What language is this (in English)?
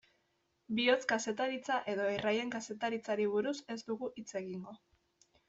Basque